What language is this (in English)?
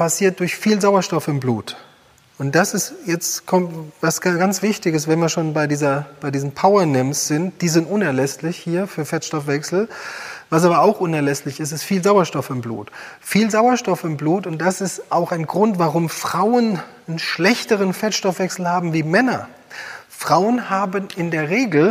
German